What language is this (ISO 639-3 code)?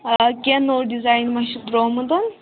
kas